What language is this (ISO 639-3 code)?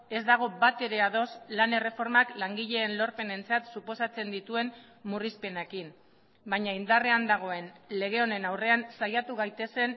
eus